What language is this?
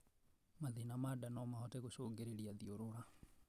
Kikuyu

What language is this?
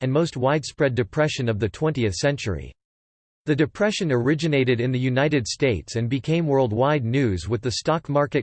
English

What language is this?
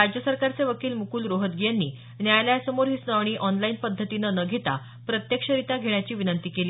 Marathi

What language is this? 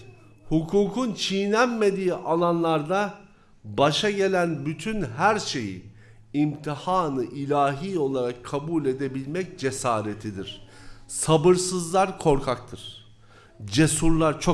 Turkish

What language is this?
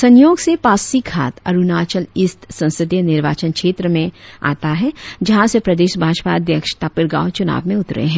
Hindi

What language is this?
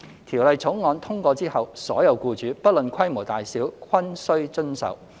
Cantonese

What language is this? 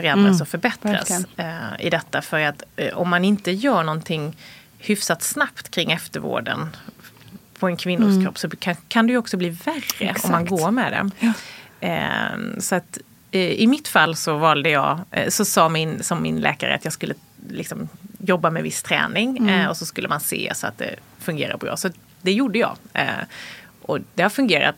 Swedish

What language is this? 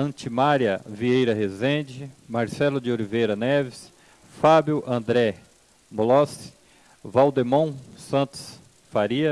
Portuguese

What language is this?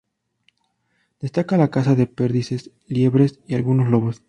Spanish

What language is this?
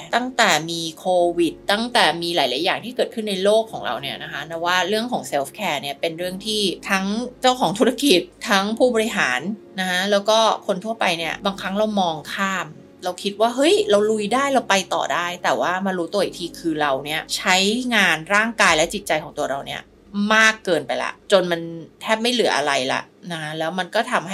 Thai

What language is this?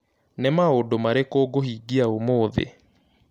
Kikuyu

